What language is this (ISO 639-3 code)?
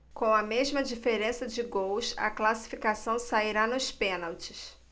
por